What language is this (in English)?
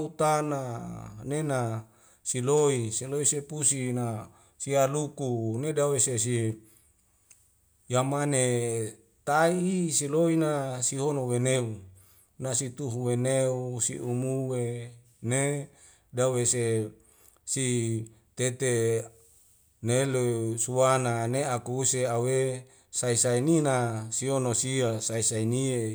Wemale